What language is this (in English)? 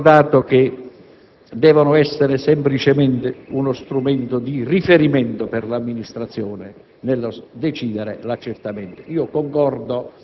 Italian